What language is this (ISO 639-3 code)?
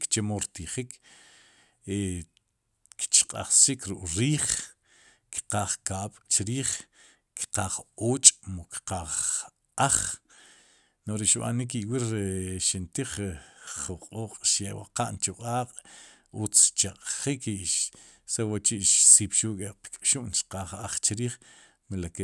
qum